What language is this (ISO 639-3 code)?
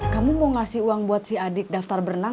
ind